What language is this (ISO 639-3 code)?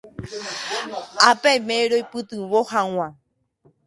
grn